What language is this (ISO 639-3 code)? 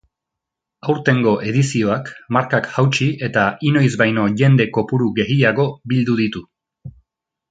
eus